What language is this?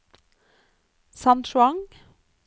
Norwegian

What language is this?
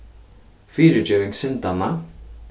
Faroese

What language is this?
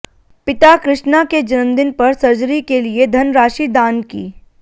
Hindi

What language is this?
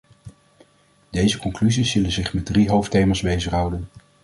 Dutch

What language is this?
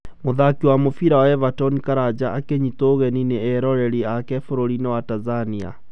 Kikuyu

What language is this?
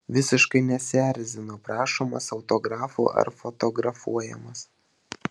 Lithuanian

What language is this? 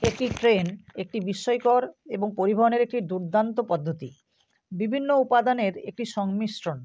Bangla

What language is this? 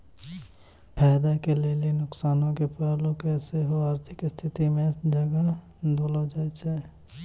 Maithili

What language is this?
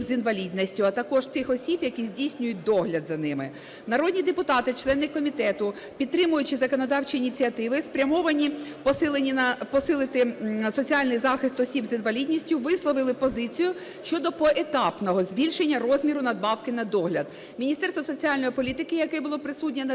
Ukrainian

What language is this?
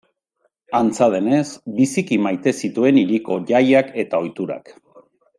Basque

